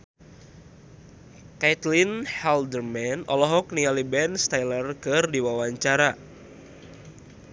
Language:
Sundanese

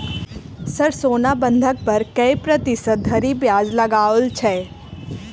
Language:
Maithili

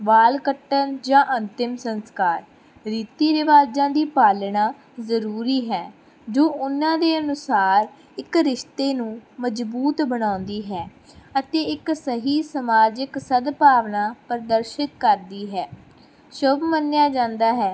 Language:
Punjabi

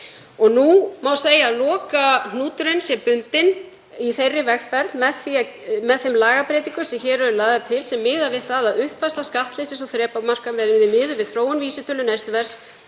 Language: Icelandic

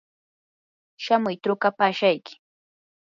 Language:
Yanahuanca Pasco Quechua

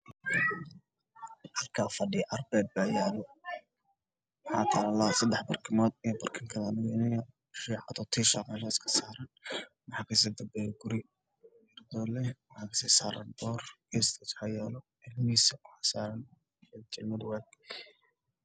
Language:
Somali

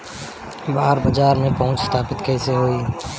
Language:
Bhojpuri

